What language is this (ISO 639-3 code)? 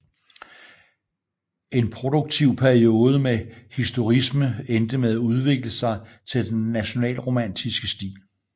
dan